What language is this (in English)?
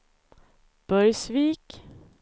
Swedish